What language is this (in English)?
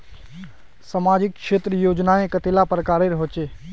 Magahi